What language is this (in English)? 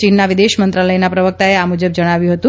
Gujarati